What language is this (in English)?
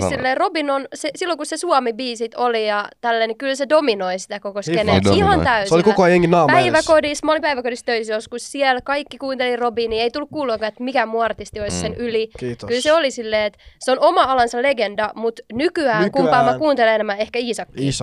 Finnish